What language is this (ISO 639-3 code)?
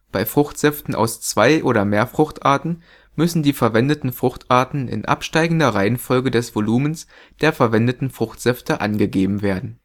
deu